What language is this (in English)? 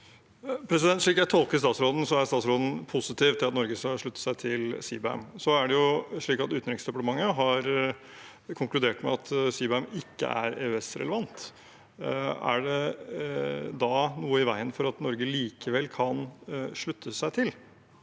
Norwegian